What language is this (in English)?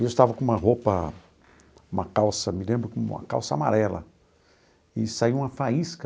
Portuguese